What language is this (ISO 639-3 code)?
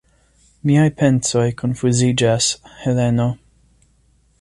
epo